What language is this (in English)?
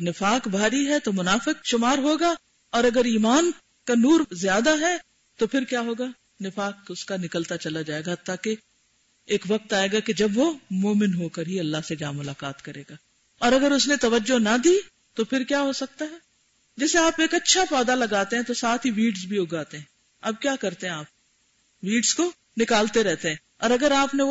Urdu